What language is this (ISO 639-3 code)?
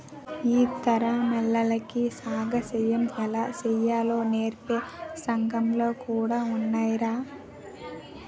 tel